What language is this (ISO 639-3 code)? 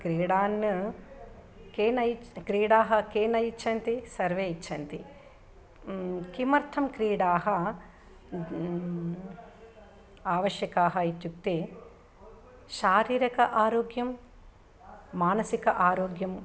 san